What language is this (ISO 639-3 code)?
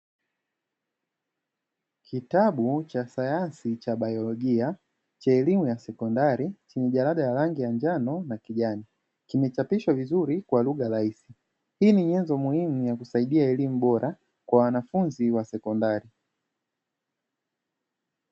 swa